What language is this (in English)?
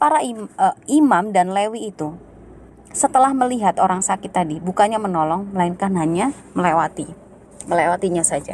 Indonesian